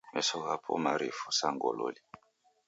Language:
Taita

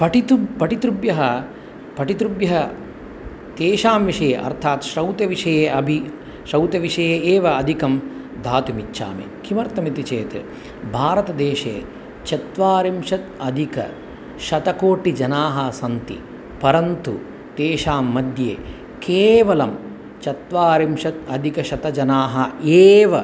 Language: Sanskrit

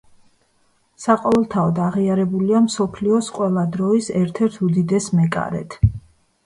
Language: Georgian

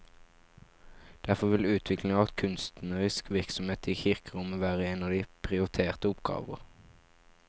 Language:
Norwegian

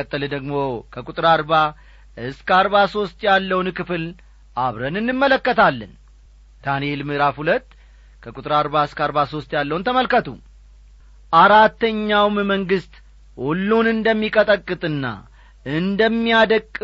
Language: Amharic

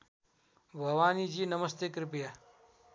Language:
Nepali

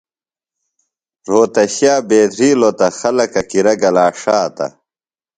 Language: Phalura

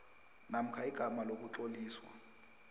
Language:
South Ndebele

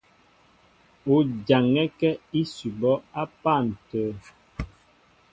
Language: Mbo (Cameroon)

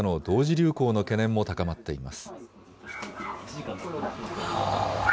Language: Japanese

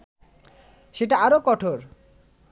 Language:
Bangla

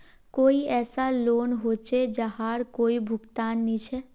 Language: Magahi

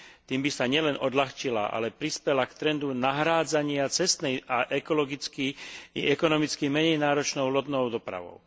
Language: Slovak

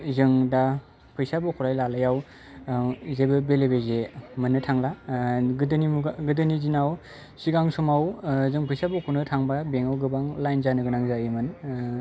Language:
Bodo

